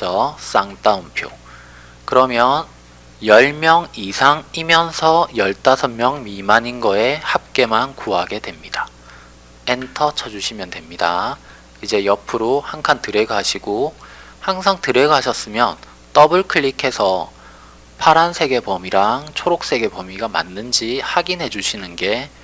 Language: Korean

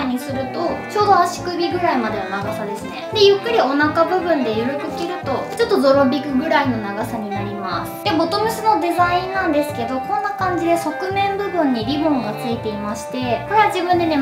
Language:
Japanese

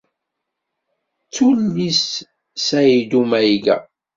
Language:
Kabyle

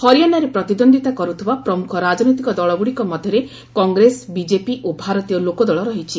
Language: Odia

